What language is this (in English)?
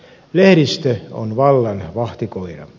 Finnish